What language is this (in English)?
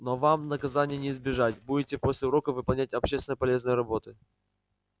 Russian